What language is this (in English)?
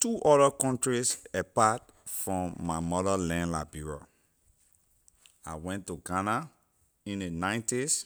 Liberian English